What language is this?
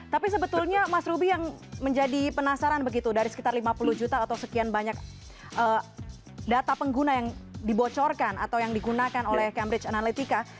Indonesian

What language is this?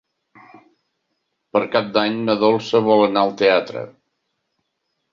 Catalan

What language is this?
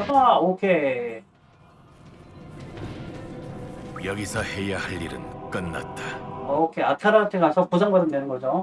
Korean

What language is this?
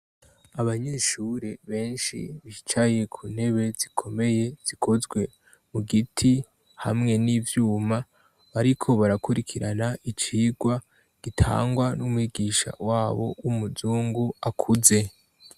Rundi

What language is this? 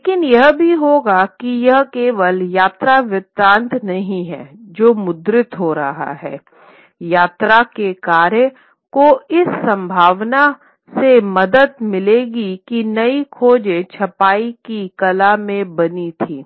Hindi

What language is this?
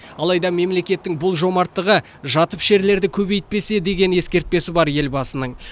Kazakh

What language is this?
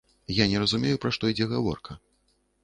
Belarusian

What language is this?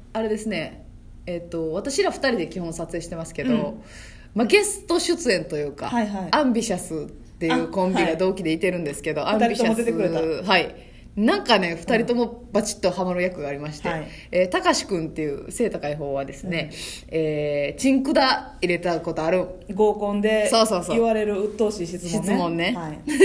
Japanese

